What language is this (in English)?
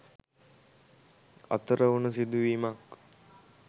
Sinhala